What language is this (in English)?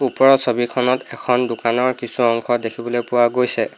Assamese